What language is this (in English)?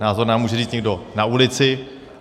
Czech